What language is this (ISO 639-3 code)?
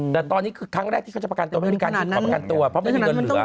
tha